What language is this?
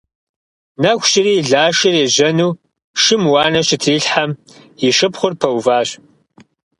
Kabardian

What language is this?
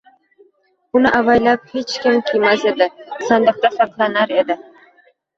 Uzbek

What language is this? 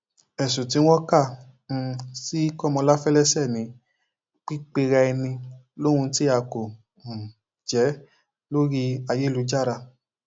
Yoruba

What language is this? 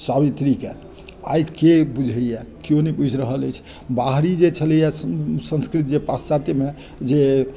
Maithili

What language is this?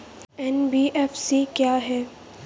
Hindi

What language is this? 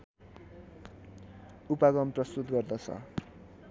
Nepali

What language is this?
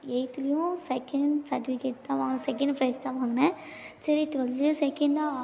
Tamil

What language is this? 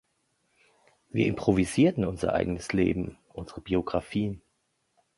German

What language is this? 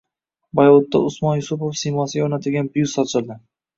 Uzbek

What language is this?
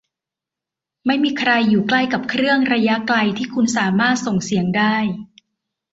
Thai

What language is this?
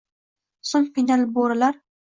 Uzbek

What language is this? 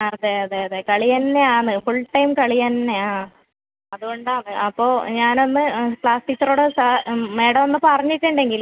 Malayalam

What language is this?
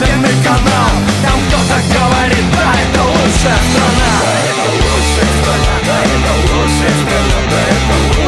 Russian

